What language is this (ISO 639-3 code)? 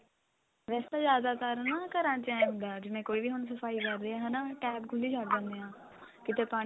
pan